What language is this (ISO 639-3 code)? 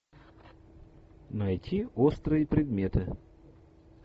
rus